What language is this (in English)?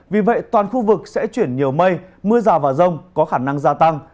Vietnamese